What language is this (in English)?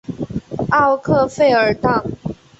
Chinese